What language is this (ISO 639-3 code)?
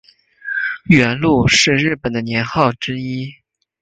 zho